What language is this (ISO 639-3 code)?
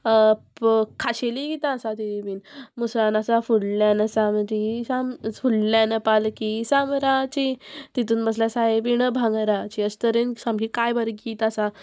kok